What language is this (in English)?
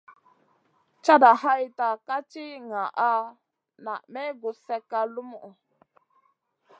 Masana